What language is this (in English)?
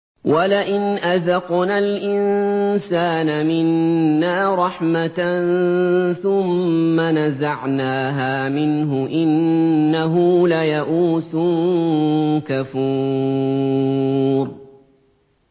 Arabic